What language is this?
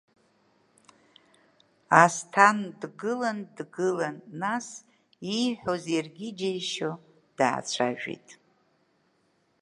Abkhazian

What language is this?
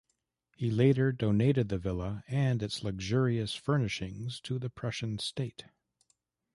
English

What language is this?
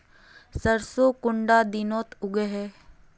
Magahi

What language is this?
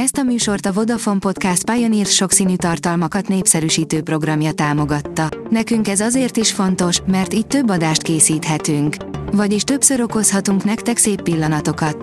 Hungarian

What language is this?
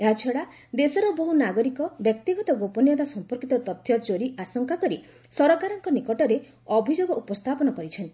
Odia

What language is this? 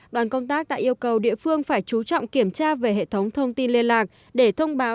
Vietnamese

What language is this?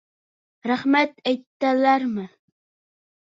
Bashkir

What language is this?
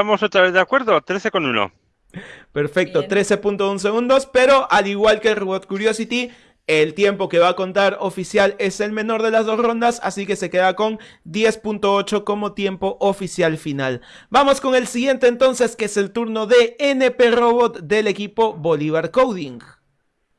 Spanish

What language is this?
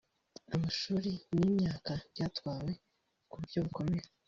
Kinyarwanda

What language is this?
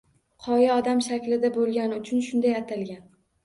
Uzbek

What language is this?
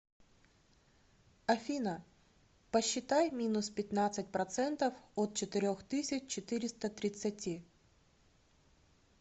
Russian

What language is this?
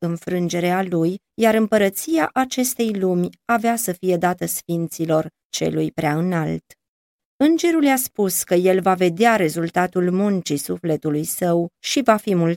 Romanian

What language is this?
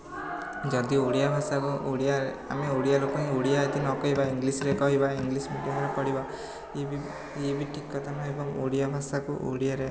Odia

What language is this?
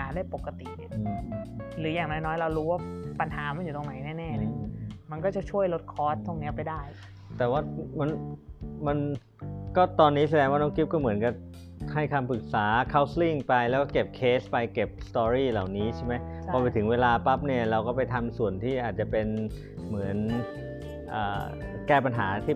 Thai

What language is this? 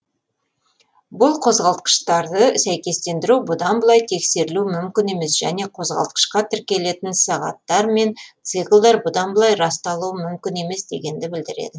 Kazakh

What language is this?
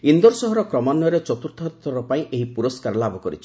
Odia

